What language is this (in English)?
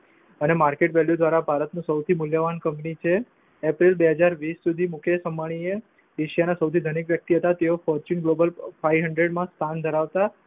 Gujarati